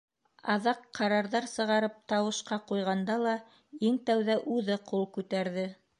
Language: Bashkir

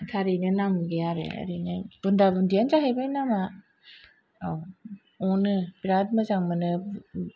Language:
Bodo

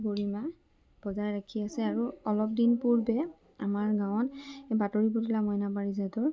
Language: Assamese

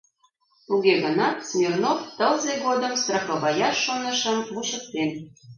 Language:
Mari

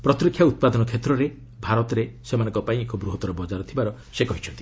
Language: Odia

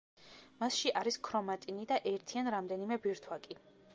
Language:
Georgian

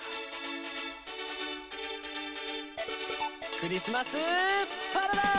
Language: Japanese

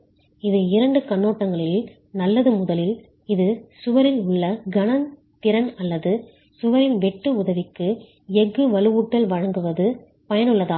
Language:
Tamil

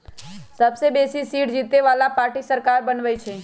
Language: Magahi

